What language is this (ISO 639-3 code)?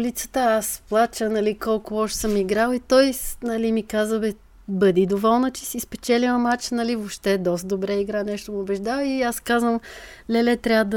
bul